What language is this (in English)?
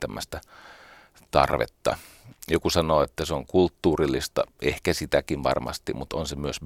Finnish